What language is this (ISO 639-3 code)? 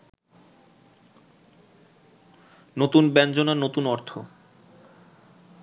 ben